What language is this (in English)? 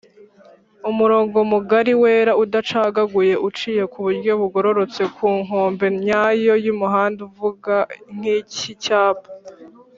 Kinyarwanda